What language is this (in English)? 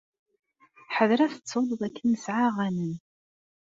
Kabyle